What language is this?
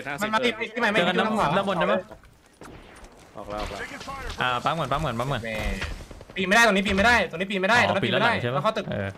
Thai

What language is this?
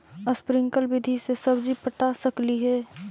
Magahi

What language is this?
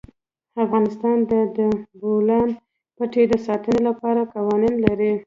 Pashto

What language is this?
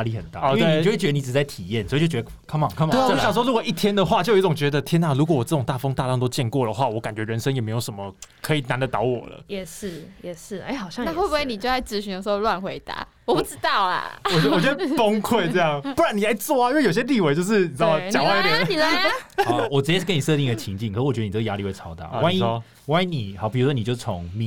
Chinese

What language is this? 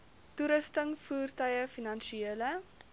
Afrikaans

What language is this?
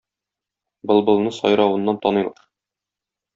Tatar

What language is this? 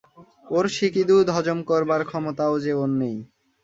Bangla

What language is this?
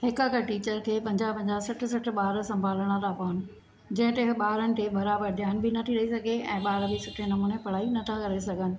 Sindhi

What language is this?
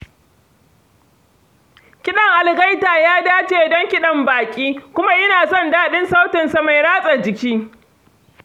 Hausa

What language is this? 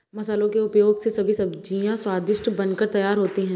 Hindi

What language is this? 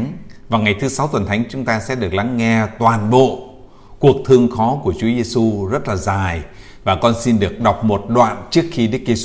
Vietnamese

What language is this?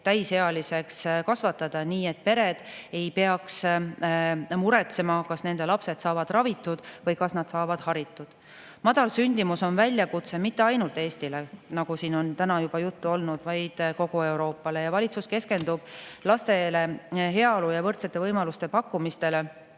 Estonian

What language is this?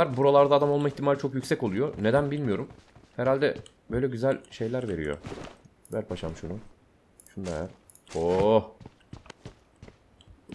Turkish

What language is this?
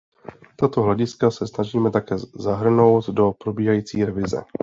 Czech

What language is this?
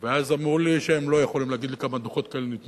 Hebrew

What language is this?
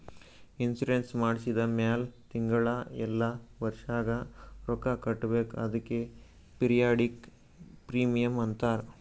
Kannada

